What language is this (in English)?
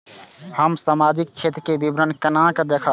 Maithili